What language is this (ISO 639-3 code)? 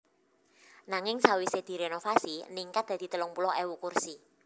jav